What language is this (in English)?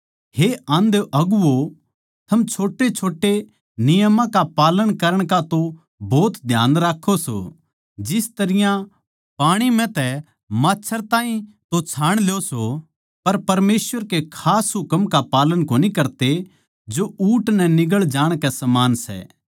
Haryanvi